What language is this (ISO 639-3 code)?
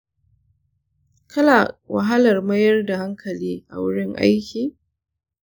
hau